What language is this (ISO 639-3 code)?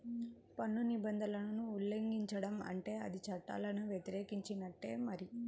tel